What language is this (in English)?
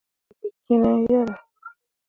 Mundang